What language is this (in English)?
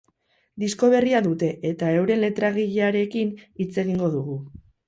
Basque